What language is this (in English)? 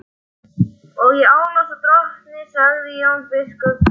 Icelandic